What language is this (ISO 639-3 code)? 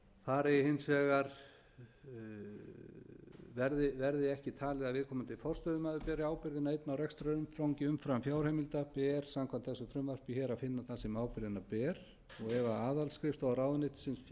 isl